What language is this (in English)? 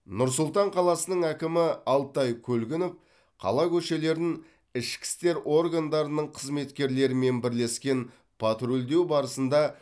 Kazakh